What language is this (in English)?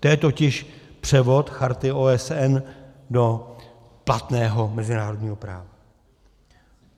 Czech